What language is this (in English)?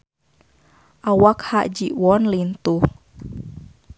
Sundanese